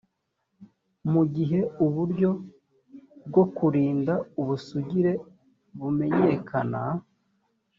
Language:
Kinyarwanda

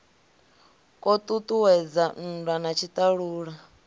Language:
Venda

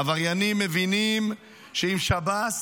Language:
Hebrew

